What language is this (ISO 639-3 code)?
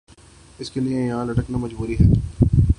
urd